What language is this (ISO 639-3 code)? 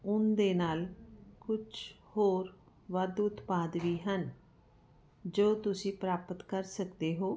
pan